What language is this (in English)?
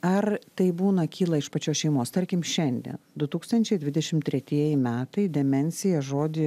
Lithuanian